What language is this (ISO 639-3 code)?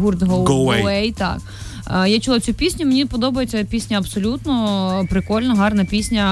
ukr